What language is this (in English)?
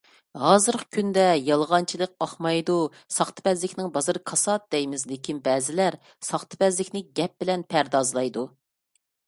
Uyghur